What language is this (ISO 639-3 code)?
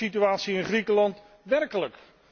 nld